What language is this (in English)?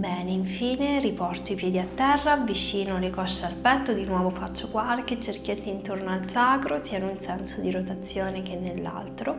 Italian